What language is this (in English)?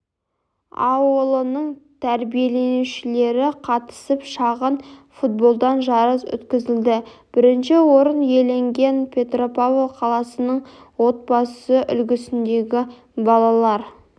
Kazakh